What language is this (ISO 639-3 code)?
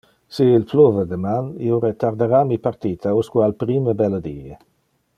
ina